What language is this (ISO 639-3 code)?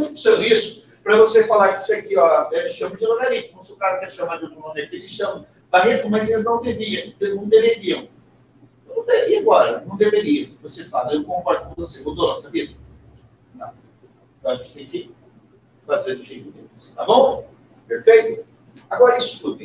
por